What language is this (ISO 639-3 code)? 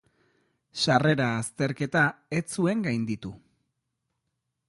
eus